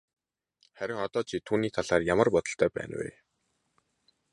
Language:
Mongolian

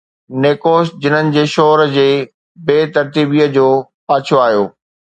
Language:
Sindhi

